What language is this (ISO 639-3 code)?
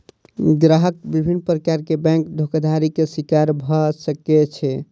mai